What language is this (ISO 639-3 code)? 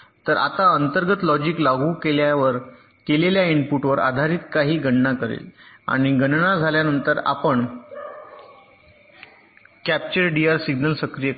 mar